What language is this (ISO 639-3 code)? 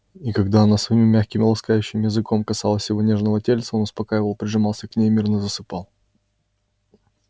rus